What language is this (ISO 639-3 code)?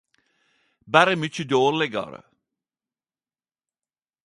nno